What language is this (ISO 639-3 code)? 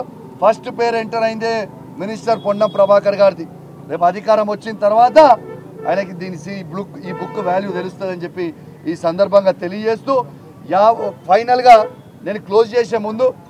tel